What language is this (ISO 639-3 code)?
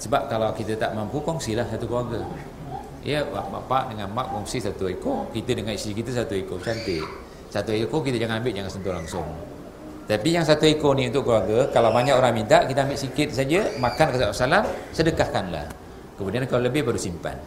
msa